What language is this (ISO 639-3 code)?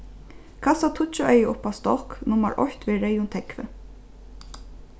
fao